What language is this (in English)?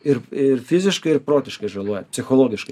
Lithuanian